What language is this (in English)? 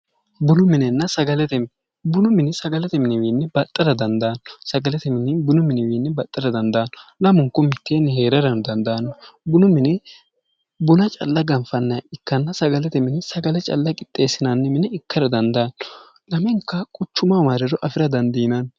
Sidamo